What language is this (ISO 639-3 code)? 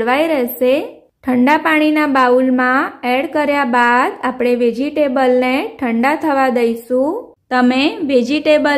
hin